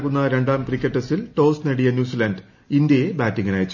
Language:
Malayalam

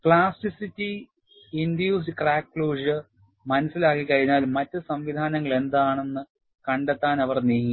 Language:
Malayalam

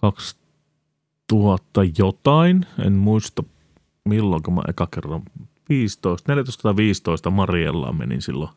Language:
Finnish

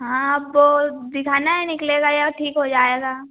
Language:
Hindi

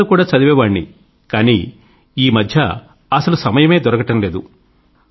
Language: Telugu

